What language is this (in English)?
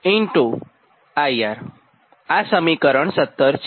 Gujarati